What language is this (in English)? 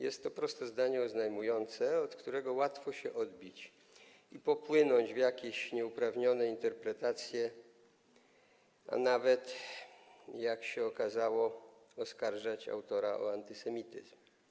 Polish